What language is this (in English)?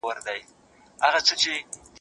Pashto